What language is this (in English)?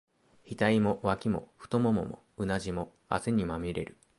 Japanese